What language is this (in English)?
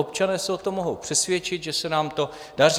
Czech